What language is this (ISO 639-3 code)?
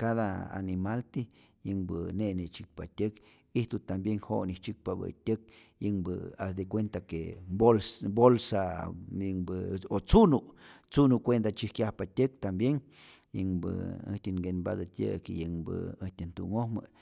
zor